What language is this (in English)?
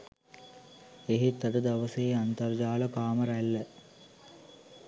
Sinhala